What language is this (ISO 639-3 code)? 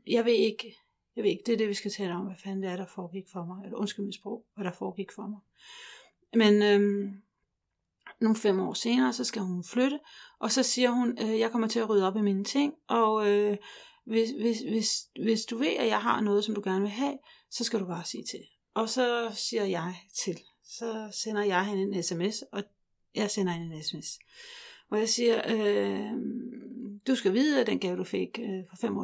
dan